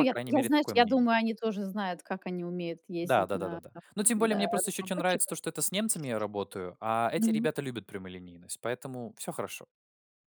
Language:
Russian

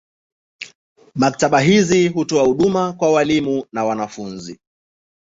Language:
Swahili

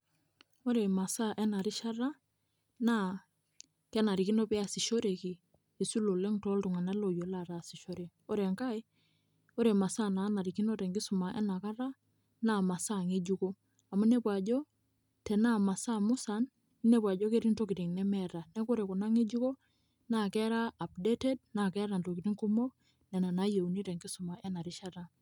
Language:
Masai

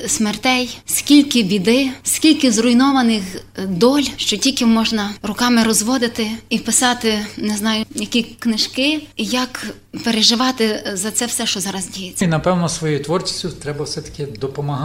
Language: Ukrainian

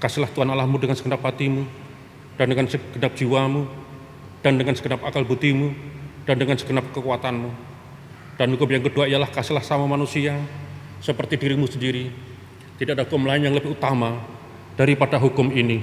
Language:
Indonesian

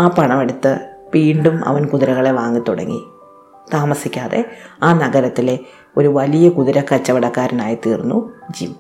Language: Malayalam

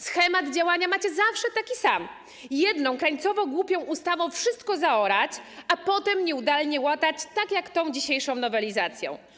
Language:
Polish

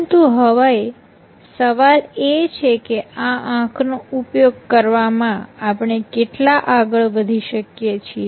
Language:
Gujarati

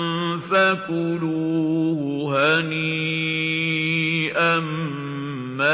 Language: Arabic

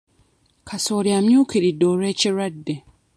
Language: Ganda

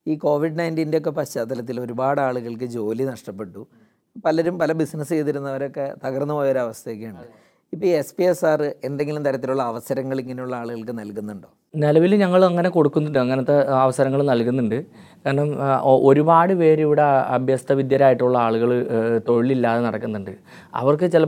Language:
Malayalam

